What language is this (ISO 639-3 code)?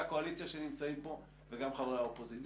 heb